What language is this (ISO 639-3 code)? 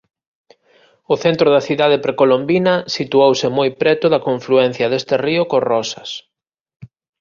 glg